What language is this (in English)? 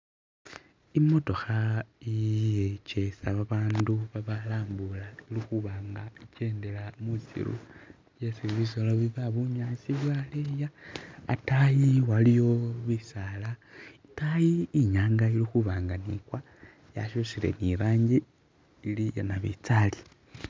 Masaaba